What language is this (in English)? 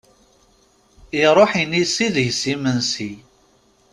Kabyle